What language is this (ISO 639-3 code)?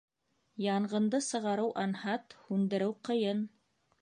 bak